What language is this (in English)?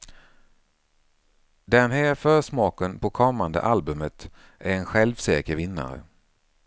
Swedish